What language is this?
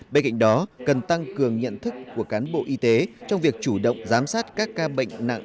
Vietnamese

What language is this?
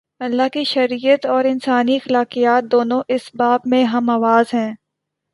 Urdu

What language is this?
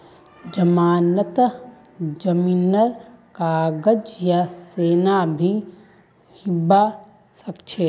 Magahi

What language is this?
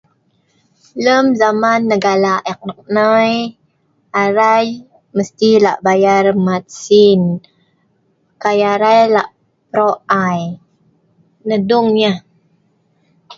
Sa'ban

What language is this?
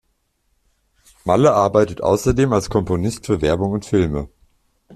German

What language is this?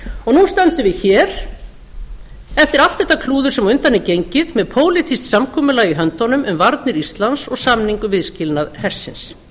Icelandic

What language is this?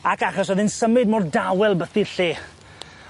Welsh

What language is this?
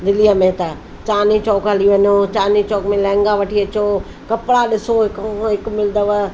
Sindhi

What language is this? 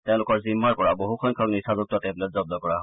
Assamese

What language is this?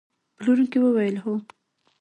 Pashto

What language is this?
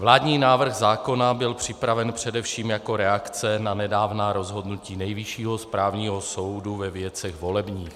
Czech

